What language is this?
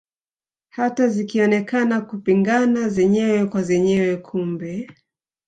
Swahili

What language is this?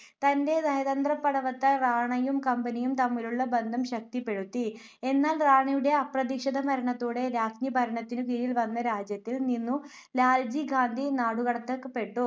Malayalam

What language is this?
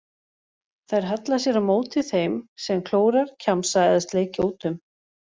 Icelandic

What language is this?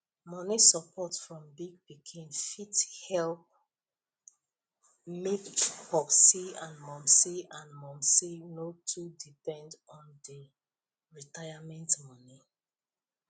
Nigerian Pidgin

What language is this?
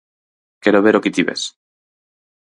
Galician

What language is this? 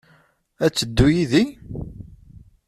Kabyle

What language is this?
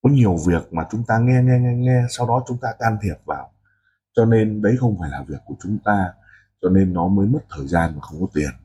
Vietnamese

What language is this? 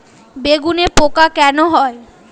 Bangla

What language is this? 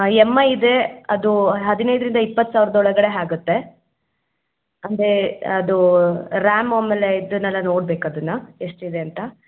Kannada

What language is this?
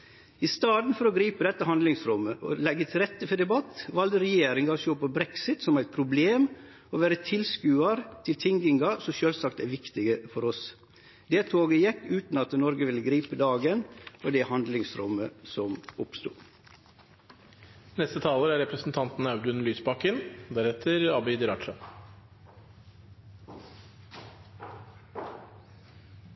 Norwegian Nynorsk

